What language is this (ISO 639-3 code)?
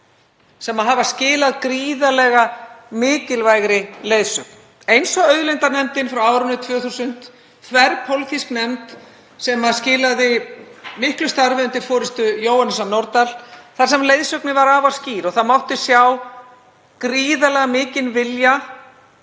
isl